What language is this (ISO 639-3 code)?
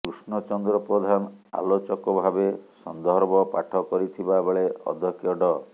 ori